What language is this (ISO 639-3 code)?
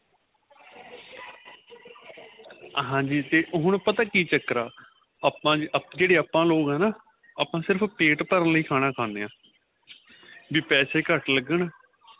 pan